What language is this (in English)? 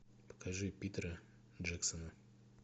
Russian